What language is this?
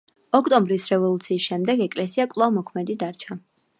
Georgian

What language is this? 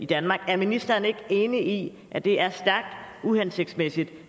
Danish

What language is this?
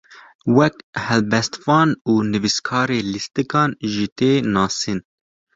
Kurdish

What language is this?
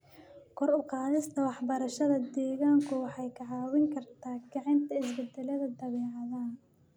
Somali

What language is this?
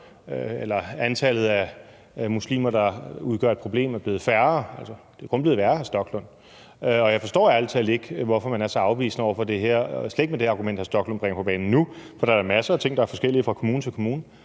Danish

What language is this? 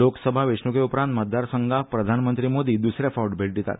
Konkani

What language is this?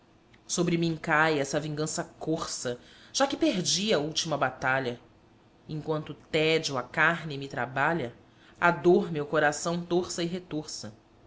Portuguese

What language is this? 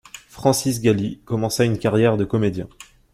French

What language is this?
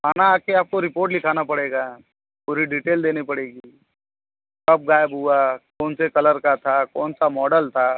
Hindi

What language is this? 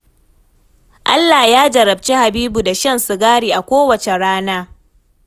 Hausa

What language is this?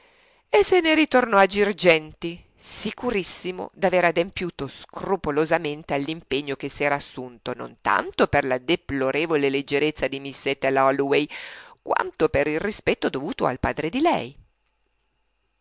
Italian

